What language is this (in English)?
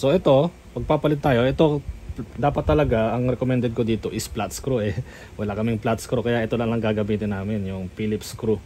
Filipino